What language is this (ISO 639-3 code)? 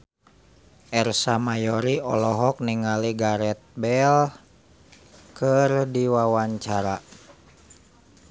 sun